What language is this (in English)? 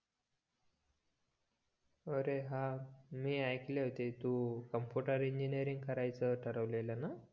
Marathi